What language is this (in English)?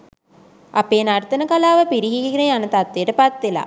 Sinhala